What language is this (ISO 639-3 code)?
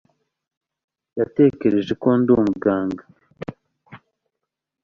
kin